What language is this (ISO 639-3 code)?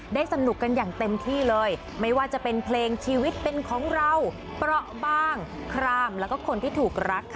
tha